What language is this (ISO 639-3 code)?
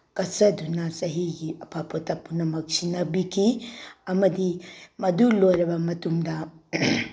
mni